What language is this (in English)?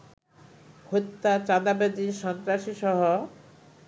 Bangla